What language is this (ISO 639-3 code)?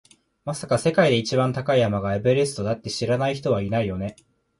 jpn